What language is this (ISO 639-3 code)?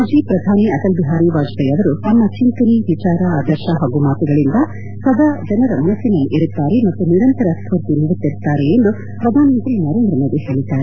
kan